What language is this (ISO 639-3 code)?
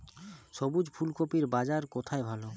ben